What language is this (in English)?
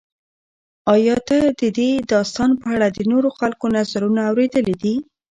Pashto